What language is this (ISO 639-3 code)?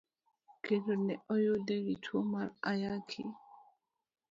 luo